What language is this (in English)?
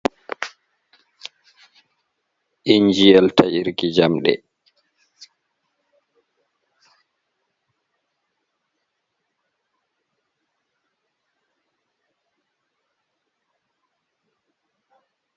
Fula